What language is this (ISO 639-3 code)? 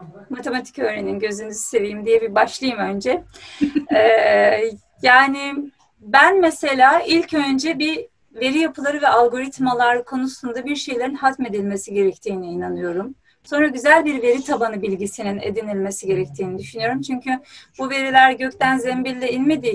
tur